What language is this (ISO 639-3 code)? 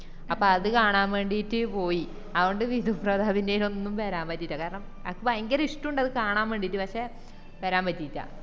mal